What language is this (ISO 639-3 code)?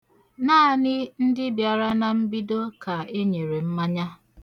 ibo